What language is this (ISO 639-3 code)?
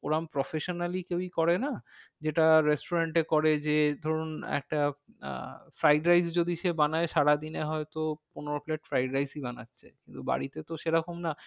ben